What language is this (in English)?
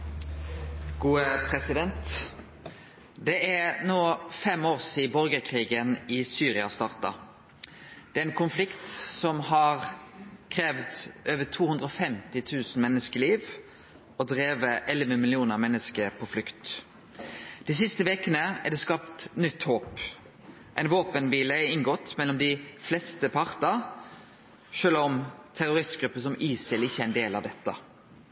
Norwegian Nynorsk